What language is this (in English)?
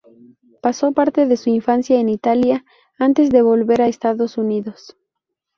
Spanish